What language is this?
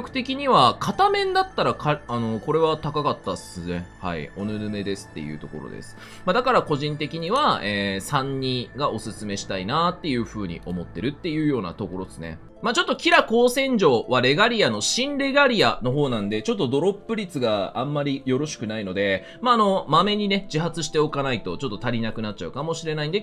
Japanese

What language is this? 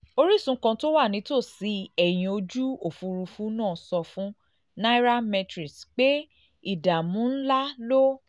Yoruba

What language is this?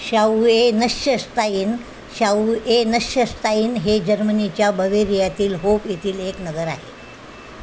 Marathi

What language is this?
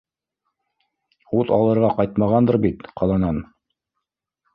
Bashkir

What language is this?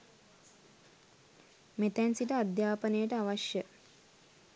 Sinhala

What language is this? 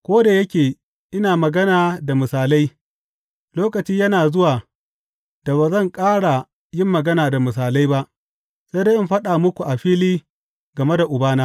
Hausa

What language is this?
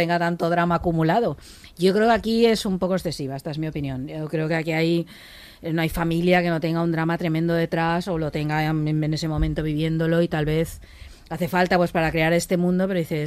Spanish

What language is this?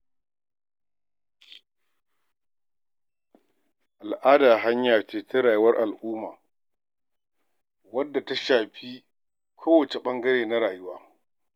Hausa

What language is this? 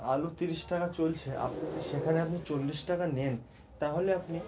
Bangla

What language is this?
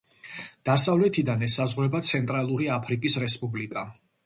Georgian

